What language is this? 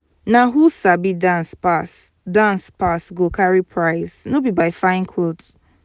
Nigerian Pidgin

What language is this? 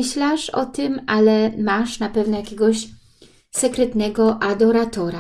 Polish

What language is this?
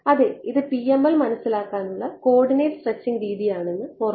Malayalam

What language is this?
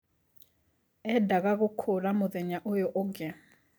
Kikuyu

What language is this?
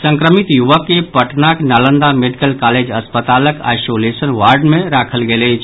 Maithili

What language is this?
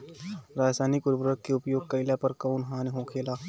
Bhojpuri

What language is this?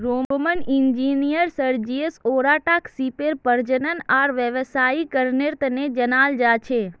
Magahi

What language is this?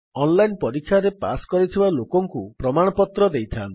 Odia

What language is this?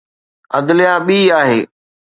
Sindhi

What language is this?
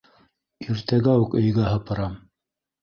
Bashkir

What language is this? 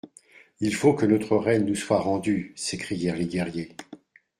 French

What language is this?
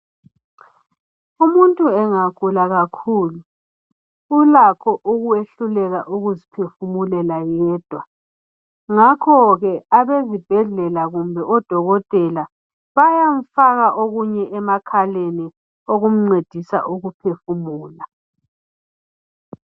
North Ndebele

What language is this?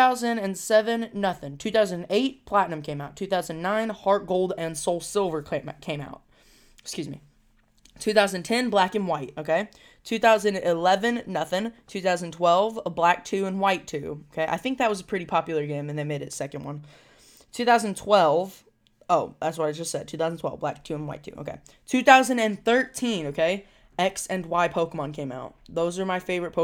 English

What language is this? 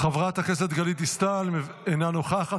Hebrew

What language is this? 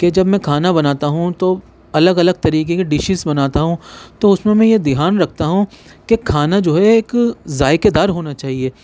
Urdu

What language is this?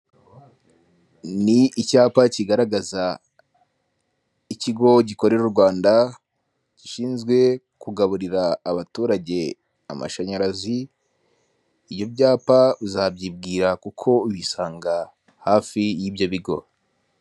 Kinyarwanda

